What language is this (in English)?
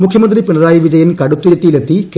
Malayalam